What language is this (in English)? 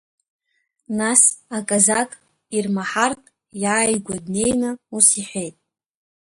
Abkhazian